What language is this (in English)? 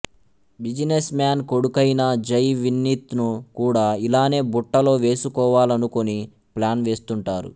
Telugu